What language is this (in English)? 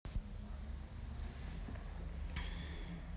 Russian